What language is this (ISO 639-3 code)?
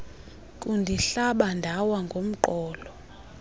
xho